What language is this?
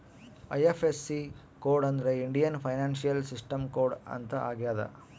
Kannada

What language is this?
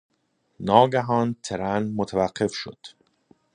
Persian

